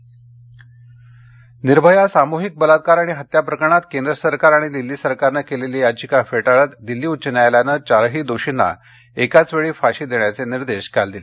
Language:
Marathi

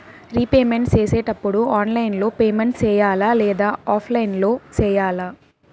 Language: Telugu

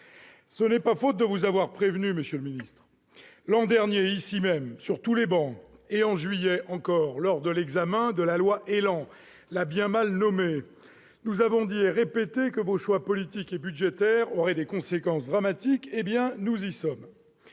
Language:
French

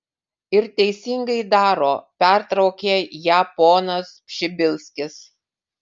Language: Lithuanian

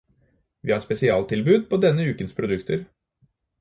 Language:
Norwegian Bokmål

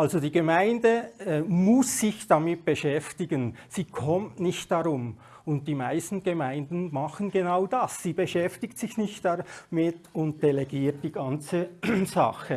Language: German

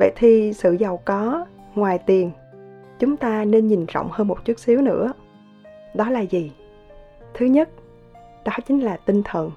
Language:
Vietnamese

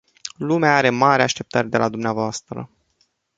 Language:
Romanian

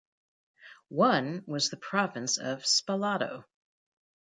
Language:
English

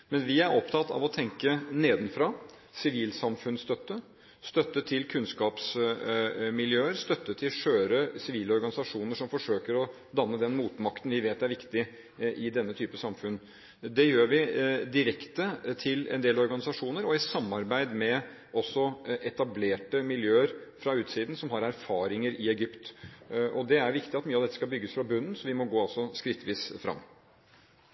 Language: Norwegian Bokmål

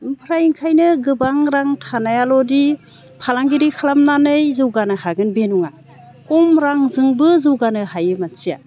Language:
Bodo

